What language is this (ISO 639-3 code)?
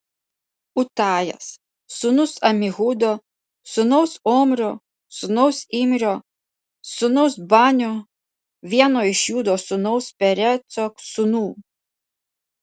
lit